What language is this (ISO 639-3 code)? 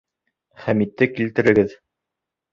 bak